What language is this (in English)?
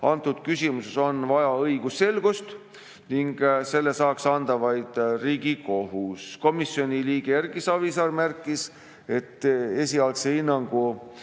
Estonian